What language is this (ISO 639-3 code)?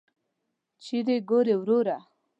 pus